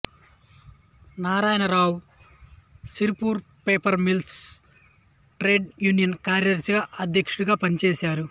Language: Telugu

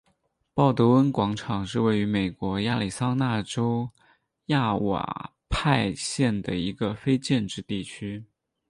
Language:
Chinese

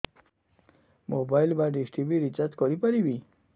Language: Odia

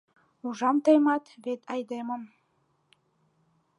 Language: Mari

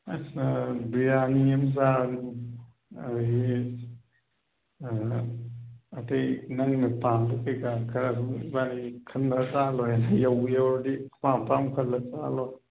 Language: Manipuri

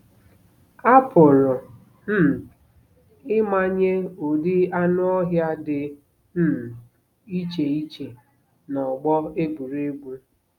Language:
Igbo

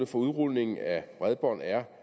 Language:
Danish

